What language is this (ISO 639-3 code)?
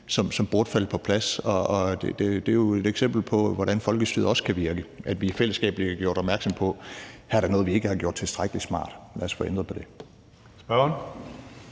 dan